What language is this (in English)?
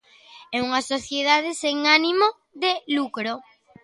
Galician